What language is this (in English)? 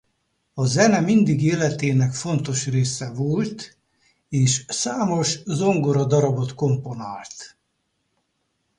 Hungarian